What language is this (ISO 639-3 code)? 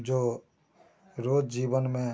hin